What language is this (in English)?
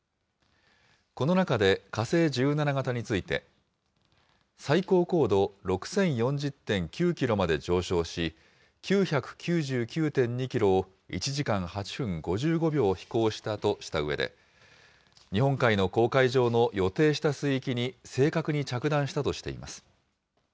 Japanese